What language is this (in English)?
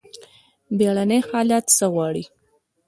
Pashto